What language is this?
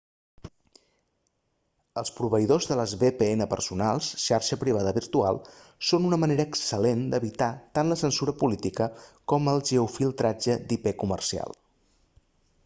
Catalan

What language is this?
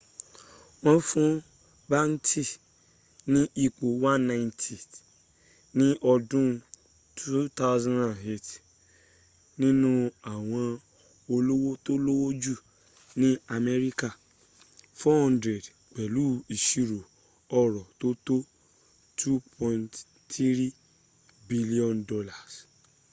Yoruba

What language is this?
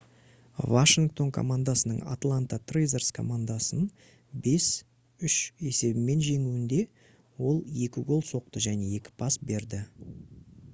Kazakh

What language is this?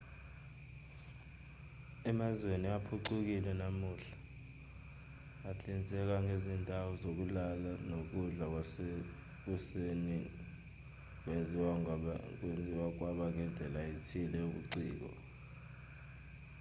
Zulu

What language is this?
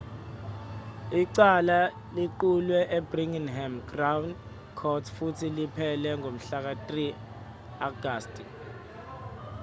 Zulu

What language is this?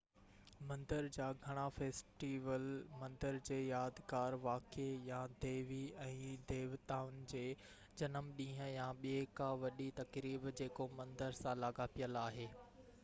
Sindhi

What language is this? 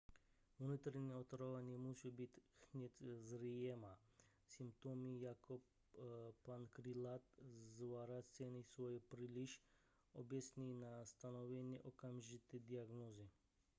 Czech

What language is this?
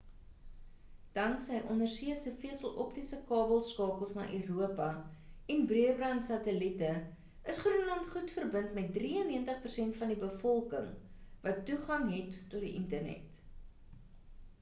Afrikaans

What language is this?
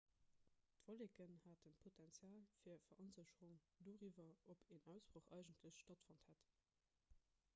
Luxembourgish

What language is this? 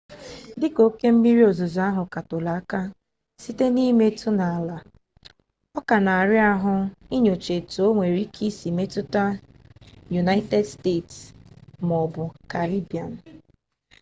Igbo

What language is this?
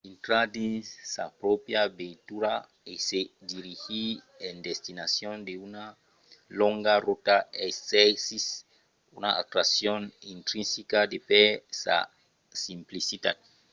Occitan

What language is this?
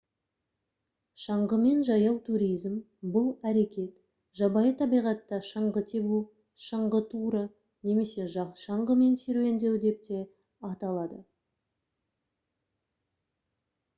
Kazakh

